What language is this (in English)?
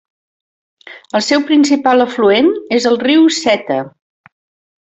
Catalan